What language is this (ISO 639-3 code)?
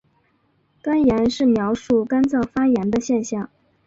zho